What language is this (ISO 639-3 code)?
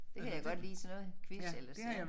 dan